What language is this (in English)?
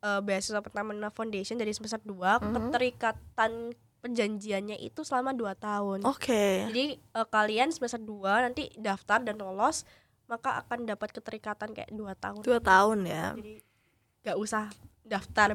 Indonesian